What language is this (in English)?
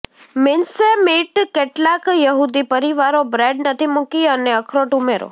Gujarati